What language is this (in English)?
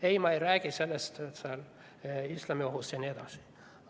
Estonian